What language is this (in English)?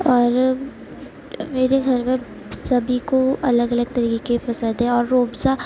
Urdu